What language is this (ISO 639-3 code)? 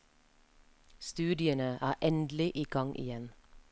nor